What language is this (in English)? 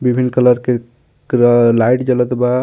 Bhojpuri